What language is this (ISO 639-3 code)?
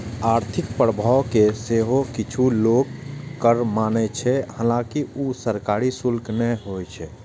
mai